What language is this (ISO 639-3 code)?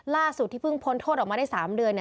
tha